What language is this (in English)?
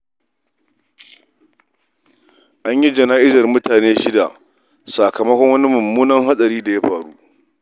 Hausa